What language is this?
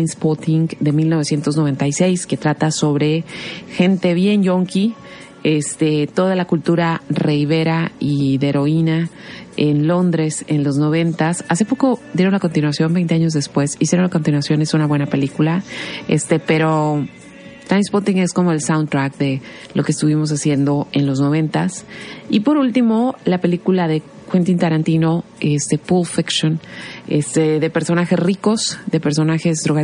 Spanish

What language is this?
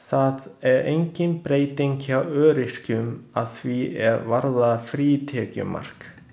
Icelandic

